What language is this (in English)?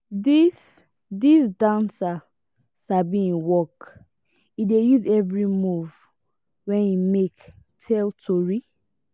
Nigerian Pidgin